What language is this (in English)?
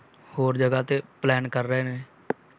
Punjabi